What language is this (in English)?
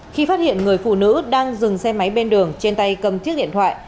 Vietnamese